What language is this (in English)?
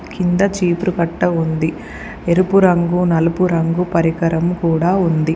Telugu